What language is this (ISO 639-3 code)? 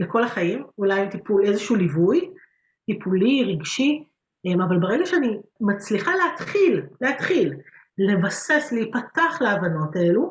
heb